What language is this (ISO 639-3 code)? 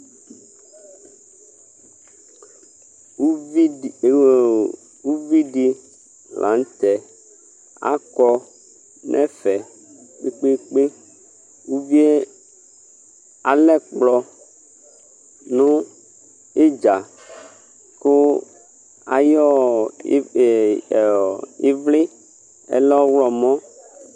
kpo